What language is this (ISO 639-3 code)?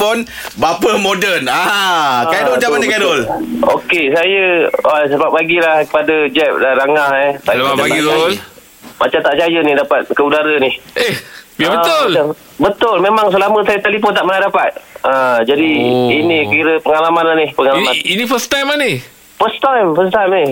msa